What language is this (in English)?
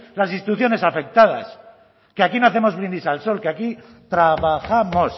Spanish